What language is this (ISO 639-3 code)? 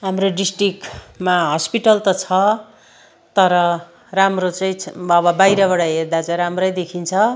nep